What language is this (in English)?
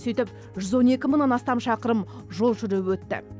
Kazakh